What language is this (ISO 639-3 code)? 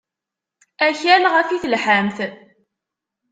kab